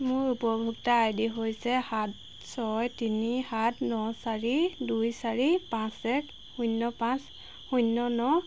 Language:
Assamese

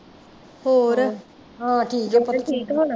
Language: Punjabi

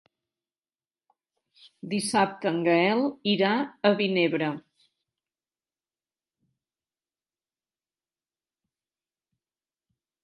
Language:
Catalan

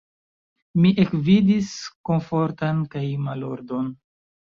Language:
Esperanto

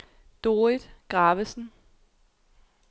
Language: Danish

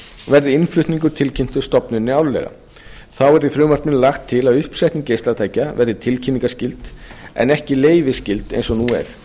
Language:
Icelandic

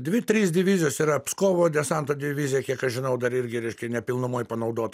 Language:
Lithuanian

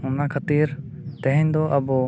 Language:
Santali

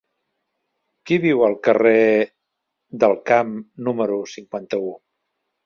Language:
Catalan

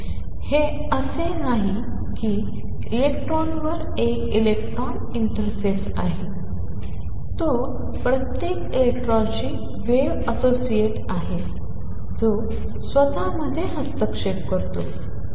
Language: Marathi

